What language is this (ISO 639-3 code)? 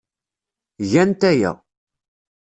kab